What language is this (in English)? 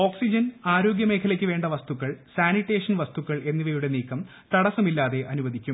Malayalam